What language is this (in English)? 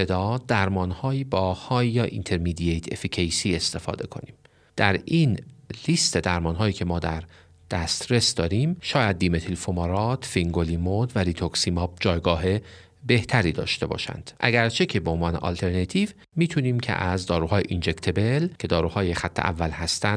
Persian